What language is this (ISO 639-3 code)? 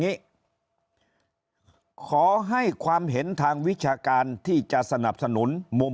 tha